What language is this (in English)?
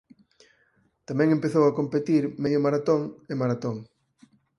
Galician